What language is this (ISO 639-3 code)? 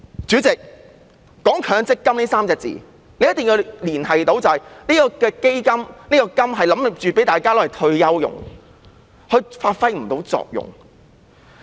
yue